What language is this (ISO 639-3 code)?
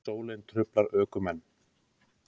isl